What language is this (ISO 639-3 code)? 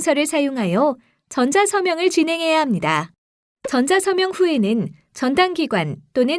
kor